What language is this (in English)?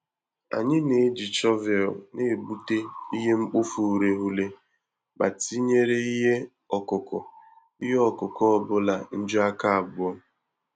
Igbo